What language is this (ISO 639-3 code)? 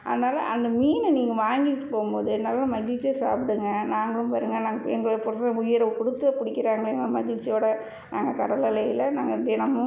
tam